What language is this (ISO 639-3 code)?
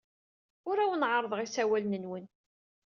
kab